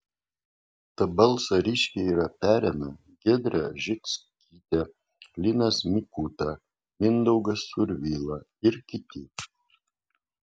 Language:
Lithuanian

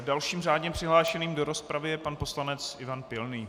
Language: Czech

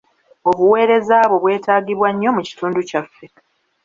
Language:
Ganda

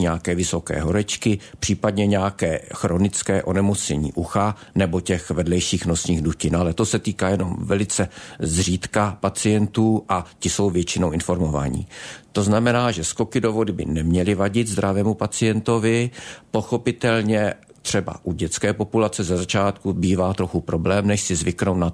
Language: Czech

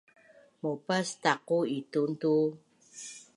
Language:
Bunun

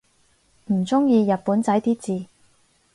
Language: Cantonese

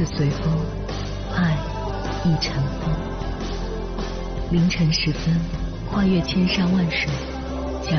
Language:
Chinese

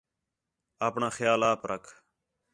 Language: Khetrani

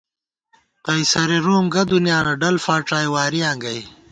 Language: Gawar-Bati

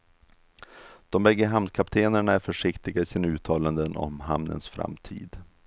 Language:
Swedish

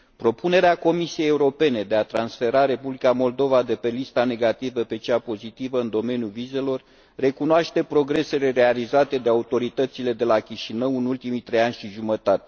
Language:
Romanian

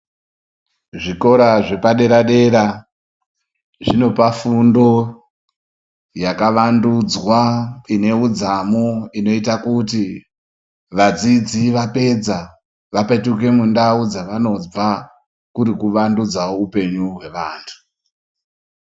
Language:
Ndau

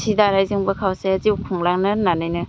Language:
Bodo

